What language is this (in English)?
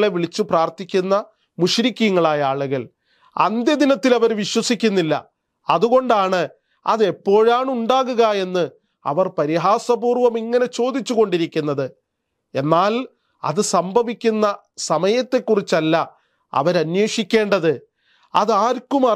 Arabic